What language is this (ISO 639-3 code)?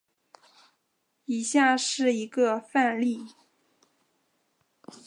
zho